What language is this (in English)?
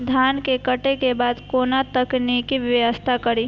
Maithili